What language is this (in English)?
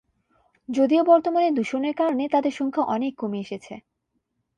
Bangla